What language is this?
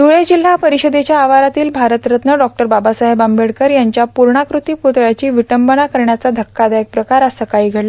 Marathi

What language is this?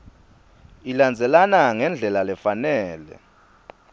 Swati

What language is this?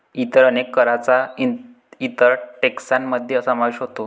Marathi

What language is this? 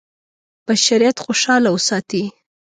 Pashto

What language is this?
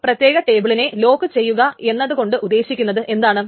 Malayalam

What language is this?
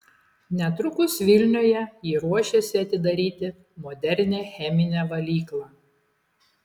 Lithuanian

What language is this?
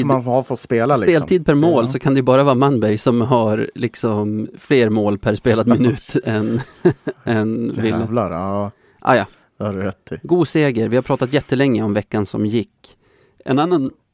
Swedish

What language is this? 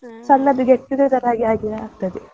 Kannada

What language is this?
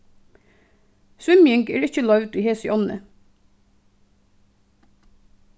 Faroese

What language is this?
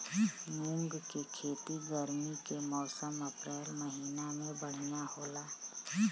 Bhojpuri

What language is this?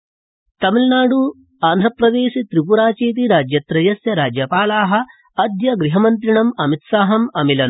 Sanskrit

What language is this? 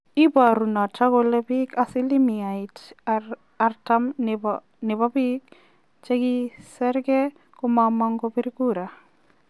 Kalenjin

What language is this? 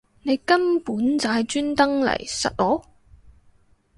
Cantonese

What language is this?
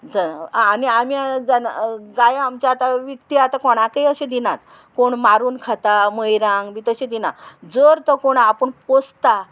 Konkani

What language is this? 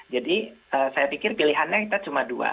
Indonesian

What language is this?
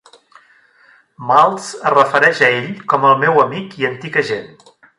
Catalan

